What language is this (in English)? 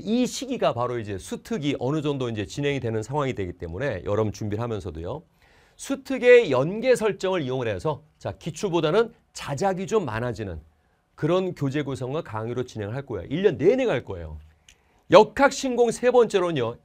Korean